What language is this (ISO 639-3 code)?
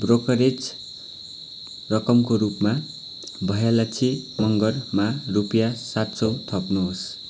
nep